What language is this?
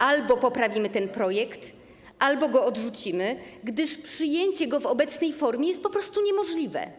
Polish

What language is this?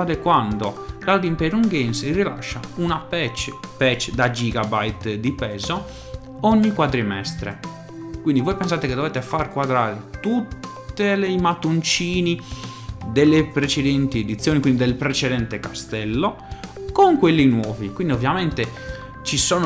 Italian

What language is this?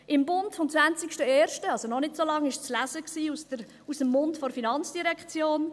Swiss German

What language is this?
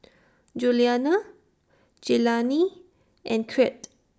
English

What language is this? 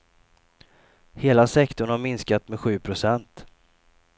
Swedish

